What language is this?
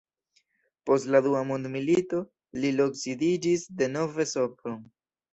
Esperanto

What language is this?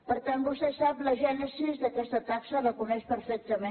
Catalan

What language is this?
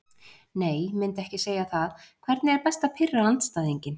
Icelandic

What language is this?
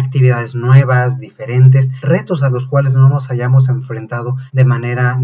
Spanish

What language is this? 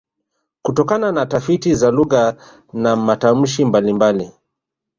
Swahili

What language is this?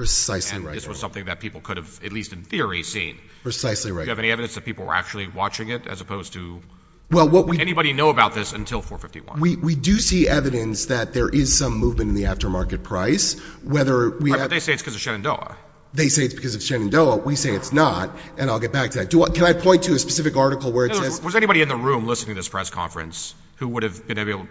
English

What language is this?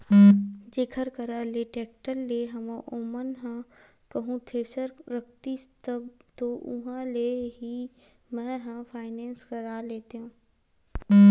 Chhattisgarhi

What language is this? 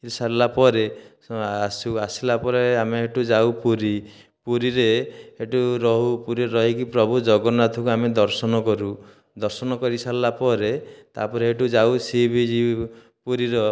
Odia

